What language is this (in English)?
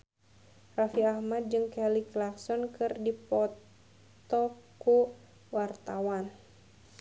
Sundanese